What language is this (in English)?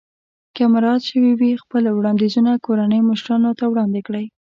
Pashto